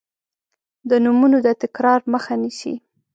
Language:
Pashto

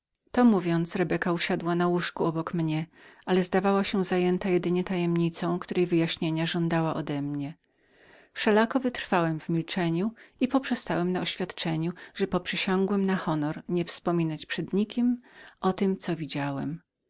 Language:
Polish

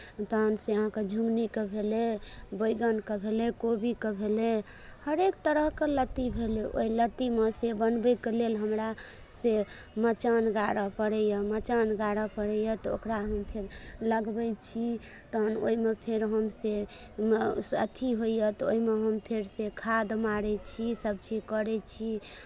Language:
Maithili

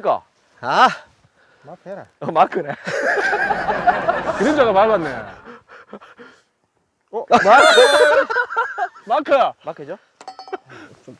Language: Korean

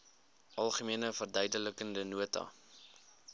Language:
Afrikaans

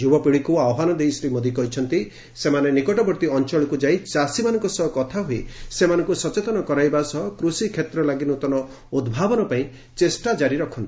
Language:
Odia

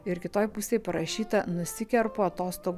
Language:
Lithuanian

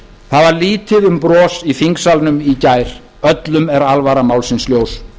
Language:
Icelandic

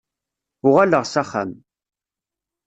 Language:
Kabyle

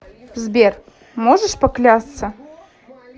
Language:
Russian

